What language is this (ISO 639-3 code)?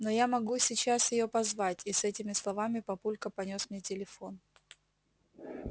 rus